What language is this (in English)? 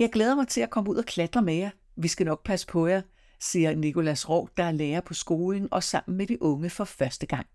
Danish